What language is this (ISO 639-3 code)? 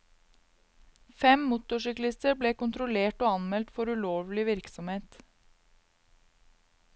nor